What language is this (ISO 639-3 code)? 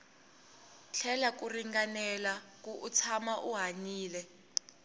tso